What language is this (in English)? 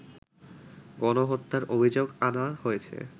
Bangla